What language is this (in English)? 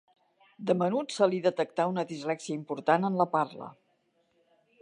Catalan